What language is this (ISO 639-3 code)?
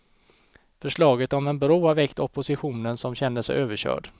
swe